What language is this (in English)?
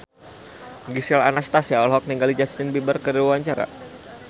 Sundanese